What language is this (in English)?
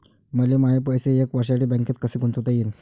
Marathi